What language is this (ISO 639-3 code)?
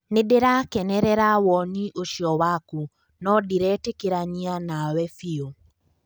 kik